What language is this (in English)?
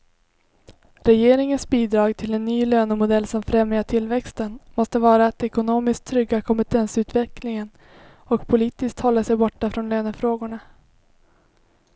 Swedish